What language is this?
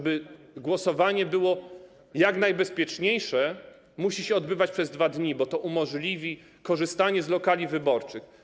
Polish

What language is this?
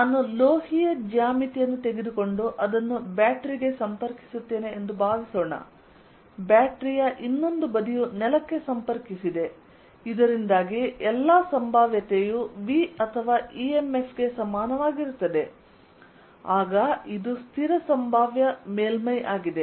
Kannada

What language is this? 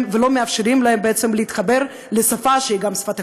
Hebrew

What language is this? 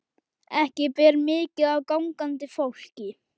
Icelandic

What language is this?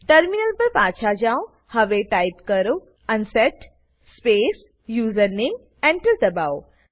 Gujarati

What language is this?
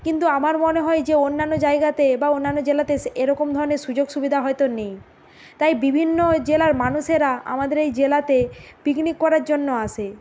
Bangla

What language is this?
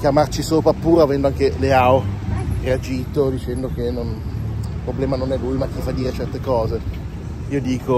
Italian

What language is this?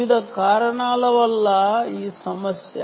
Telugu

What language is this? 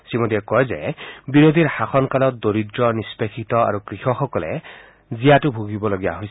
Assamese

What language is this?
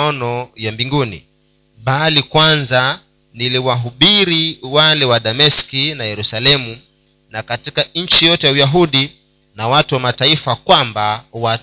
Swahili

